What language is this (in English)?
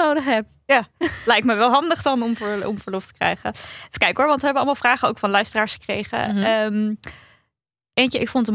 Dutch